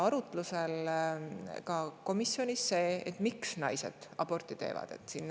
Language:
Estonian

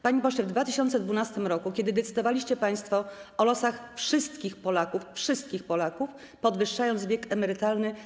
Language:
Polish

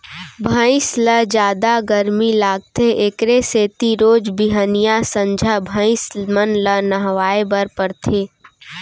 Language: Chhattisgarhi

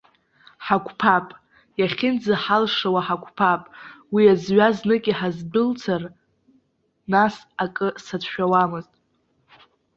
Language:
Abkhazian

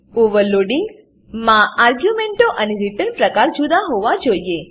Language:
Gujarati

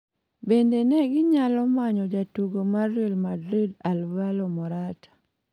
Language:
Luo (Kenya and Tanzania)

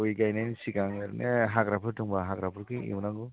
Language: Bodo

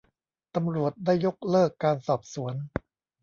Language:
Thai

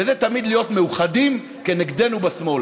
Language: Hebrew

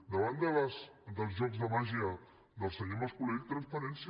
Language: Catalan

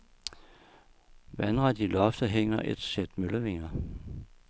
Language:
Danish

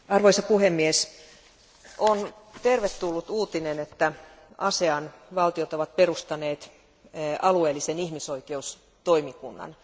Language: Finnish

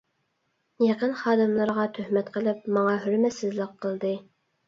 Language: Uyghur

